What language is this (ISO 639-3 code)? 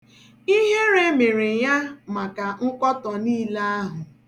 ibo